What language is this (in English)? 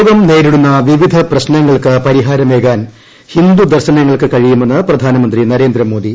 Malayalam